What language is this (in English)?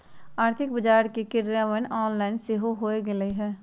Magahi